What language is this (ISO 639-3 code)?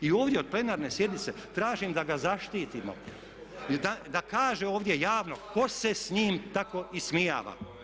hrv